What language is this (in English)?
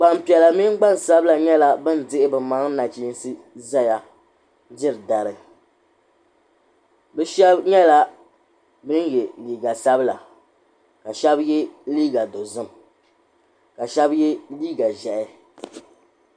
Dagbani